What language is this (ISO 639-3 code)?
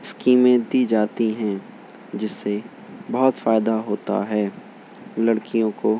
urd